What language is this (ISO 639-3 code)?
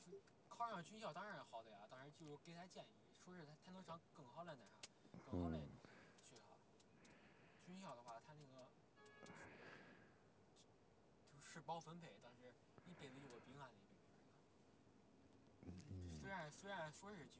zho